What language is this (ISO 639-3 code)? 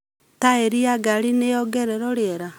kik